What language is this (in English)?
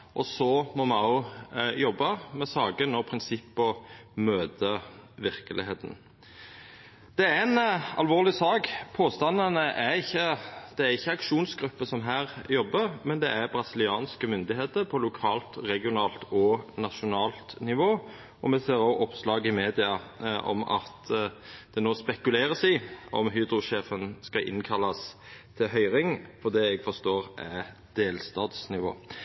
Norwegian Nynorsk